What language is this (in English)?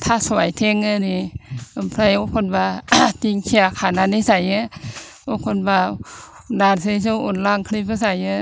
Bodo